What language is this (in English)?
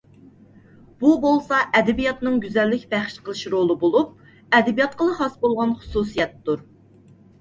Uyghur